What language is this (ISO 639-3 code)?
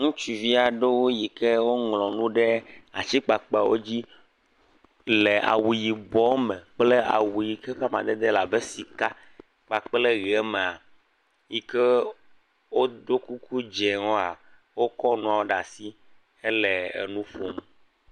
ewe